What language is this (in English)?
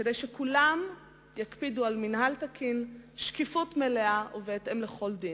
Hebrew